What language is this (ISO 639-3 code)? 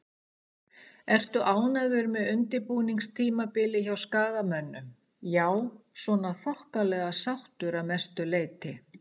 isl